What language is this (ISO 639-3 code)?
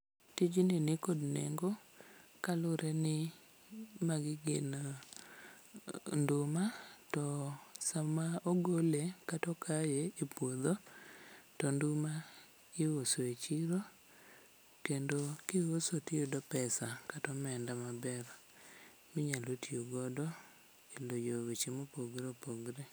luo